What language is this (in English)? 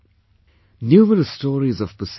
English